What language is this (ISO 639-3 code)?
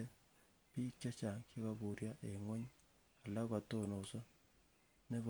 kln